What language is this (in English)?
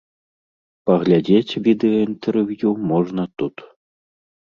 Belarusian